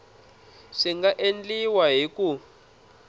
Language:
Tsonga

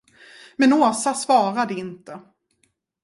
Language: Swedish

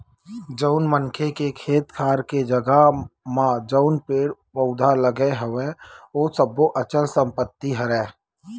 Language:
Chhattisgarhi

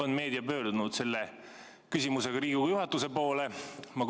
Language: Estonian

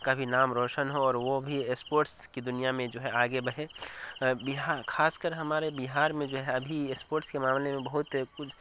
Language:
Urdu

